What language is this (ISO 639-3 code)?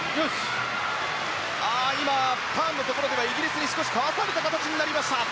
jpn